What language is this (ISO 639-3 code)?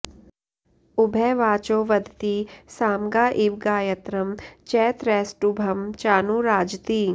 san